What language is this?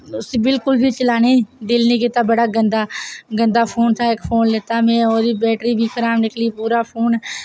Dogri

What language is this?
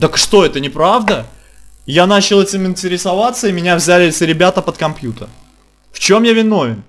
Russian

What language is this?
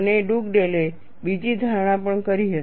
Gujarati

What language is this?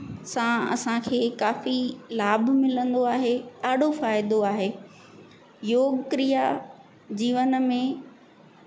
Sindhi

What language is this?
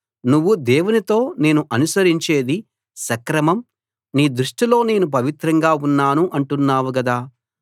Telugu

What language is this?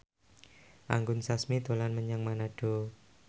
Javanese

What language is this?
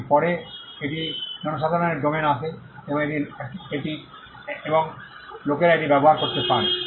Bangla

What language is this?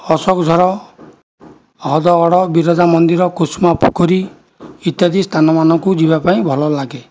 Odia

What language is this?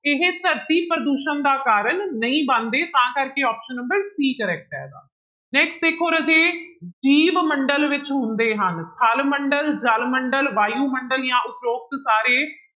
Punjabi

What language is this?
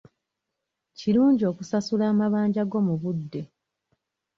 Ganda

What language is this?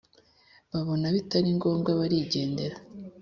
Kinyarwanda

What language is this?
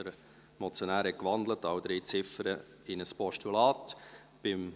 Swiss German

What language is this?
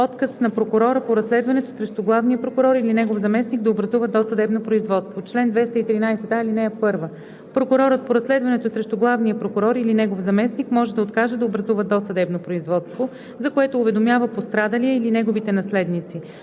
Bulgarian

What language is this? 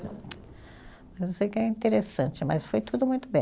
Portuguese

